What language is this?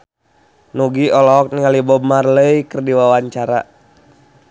Sundanese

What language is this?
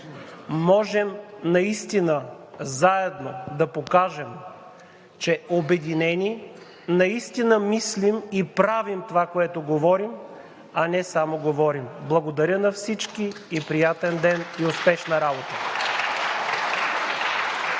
Bulgarian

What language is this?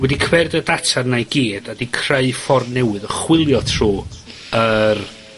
Welsh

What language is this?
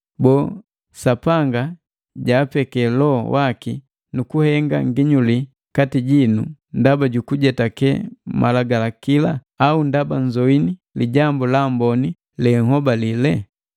Matengo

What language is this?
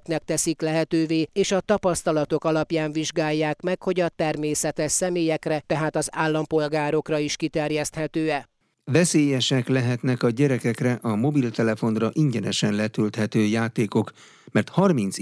Hungarian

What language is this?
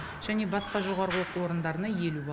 Kazakh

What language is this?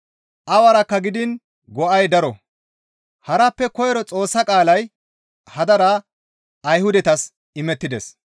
Gamo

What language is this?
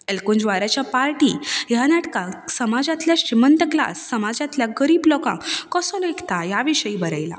Konkani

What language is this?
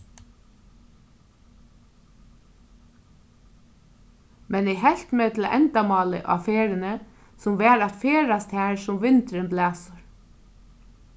Faroese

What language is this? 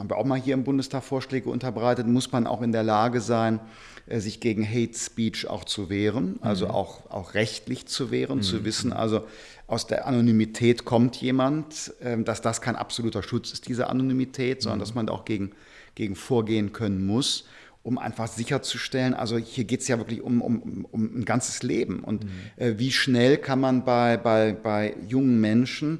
German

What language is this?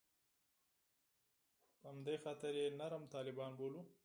Pashto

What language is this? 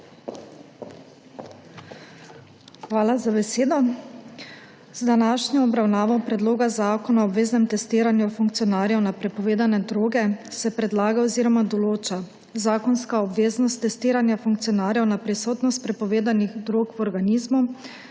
Slovenian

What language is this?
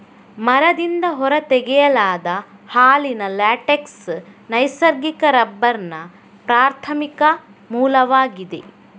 Kannada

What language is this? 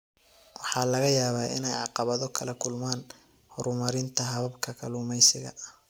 Somali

